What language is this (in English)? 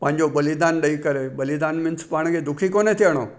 Sindhi